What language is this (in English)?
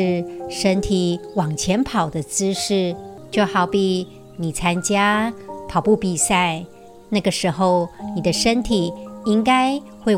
Chinese